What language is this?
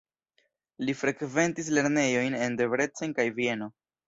Esperanto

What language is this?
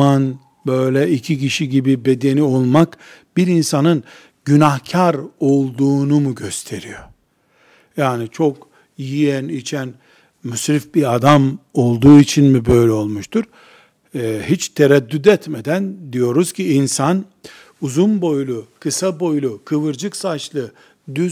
Turkish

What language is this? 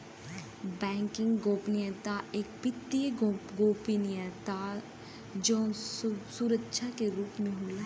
Bhojpuri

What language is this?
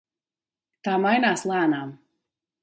Latvian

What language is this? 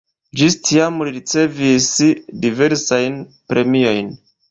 Esperanto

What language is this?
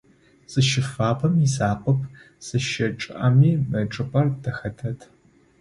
Adyghe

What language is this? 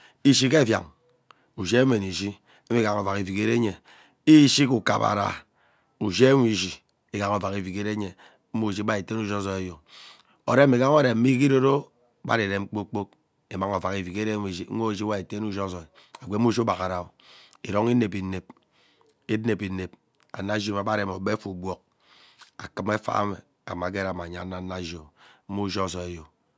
Ubaghara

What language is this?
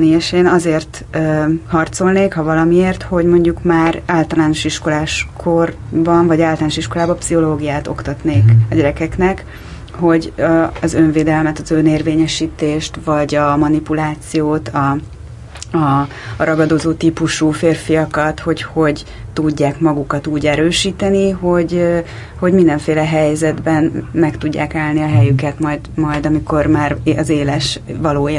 Hungarian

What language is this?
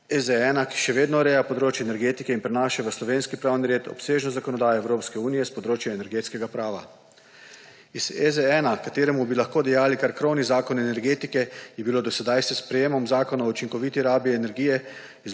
Slovenian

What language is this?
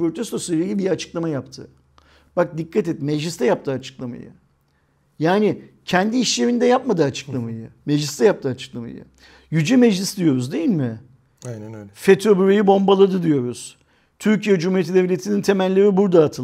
Turkish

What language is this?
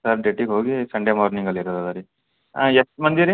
Kannada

